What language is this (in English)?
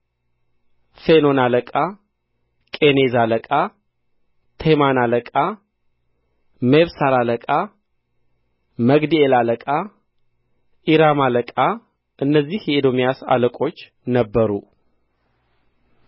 Amharic